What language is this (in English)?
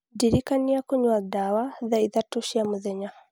Kikuyu